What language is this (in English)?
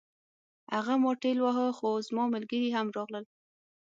Pashto